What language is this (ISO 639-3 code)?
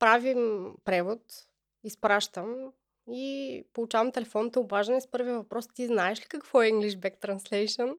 bul